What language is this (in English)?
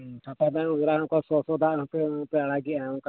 Santali